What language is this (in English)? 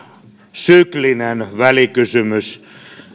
Finnish